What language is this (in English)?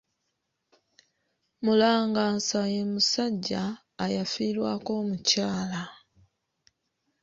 Ganda